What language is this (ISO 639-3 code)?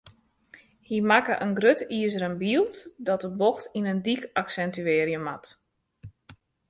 fry